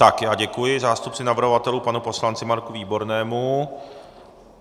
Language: Czech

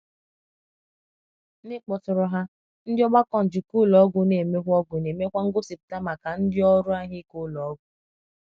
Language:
Igbo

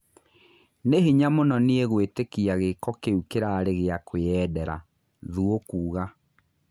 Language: Kikuyu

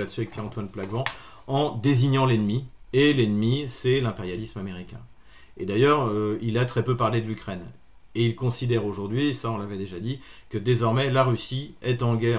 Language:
French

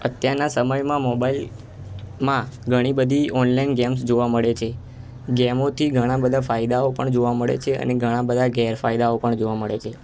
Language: Gujarati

